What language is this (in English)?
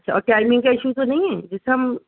Urdu